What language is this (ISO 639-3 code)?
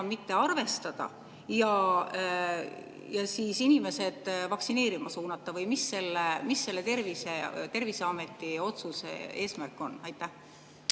est